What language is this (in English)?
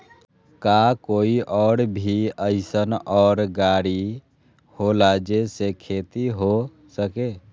Magahi